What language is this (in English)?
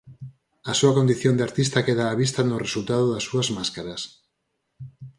Galician